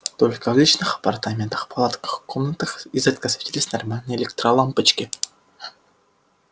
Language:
Russian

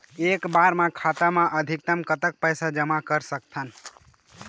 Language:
Chhattisgarhi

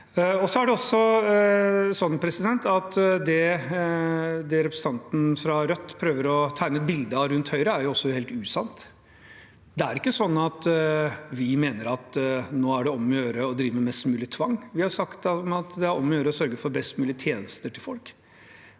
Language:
Norwegian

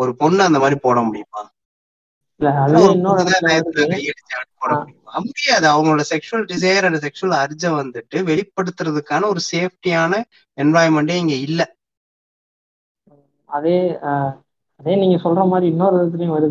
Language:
Tamil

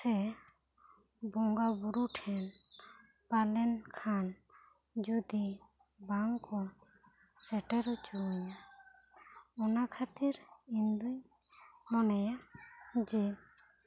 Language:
Santali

